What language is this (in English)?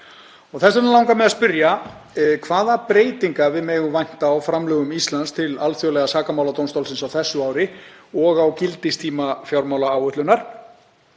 Icelandic